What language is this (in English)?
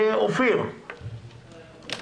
Hebrew